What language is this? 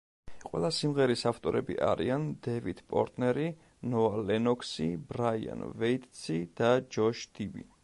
Georgian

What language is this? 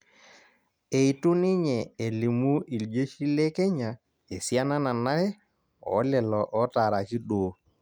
Masai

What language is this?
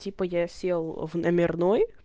Russian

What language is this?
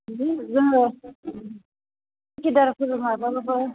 Bodo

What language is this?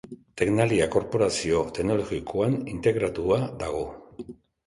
Basque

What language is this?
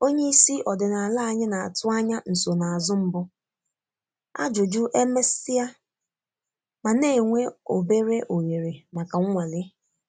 Igbo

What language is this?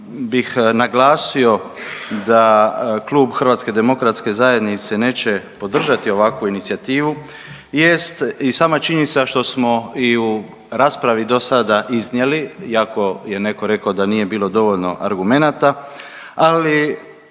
Croatian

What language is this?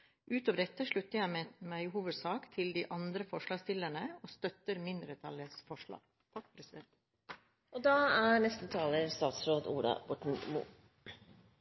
Norwegian Bokmål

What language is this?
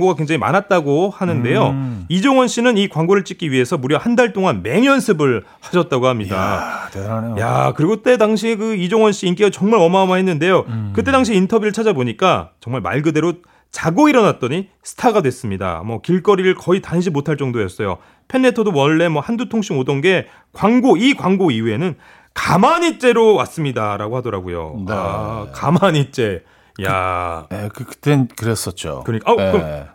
Korean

